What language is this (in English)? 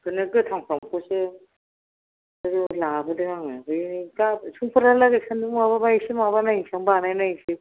Bodo